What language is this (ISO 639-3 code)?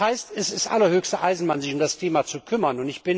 deu